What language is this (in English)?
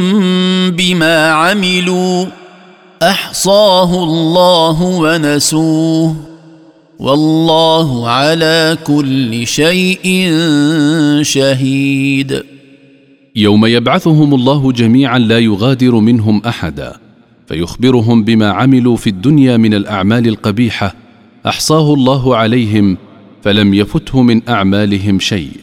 Arabic